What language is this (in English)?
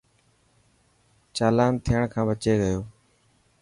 Dhatki